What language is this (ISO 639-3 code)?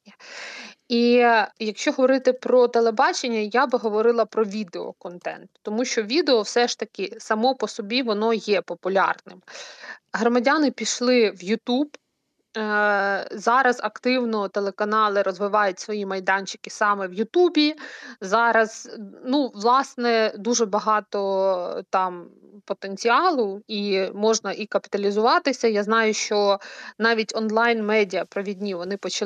ukr